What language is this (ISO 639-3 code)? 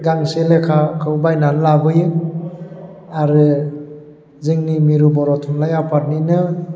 brx